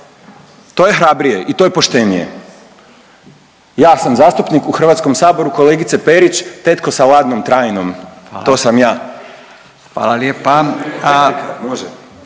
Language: Croatian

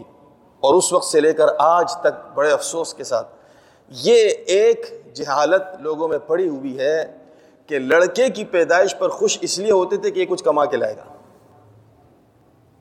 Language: Urdu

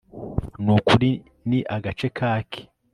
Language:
Kinyarwanda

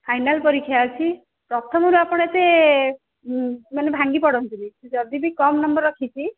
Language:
Odia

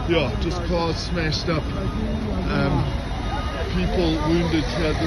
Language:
English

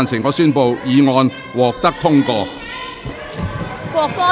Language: Cantonese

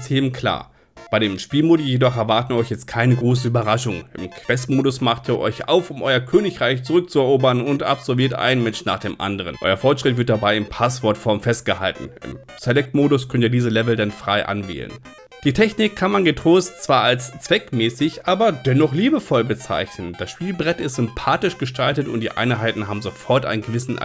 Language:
German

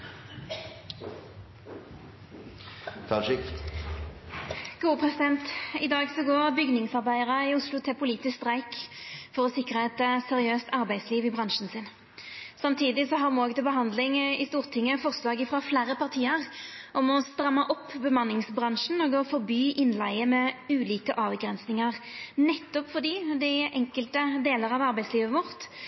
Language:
Norwegian Nynorsk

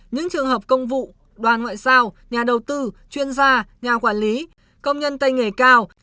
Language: Vietnamese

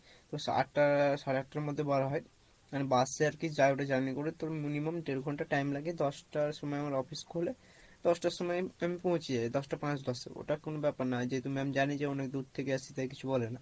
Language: Bangla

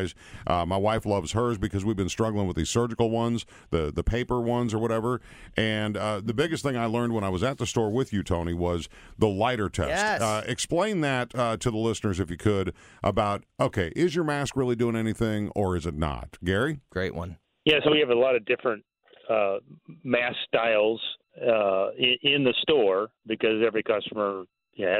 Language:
English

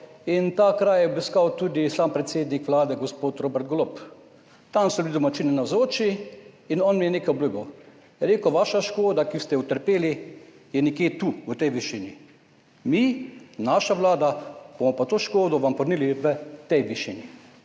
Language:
Slovenian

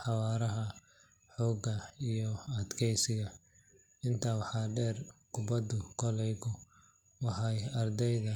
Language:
Somali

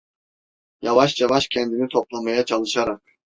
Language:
Turkish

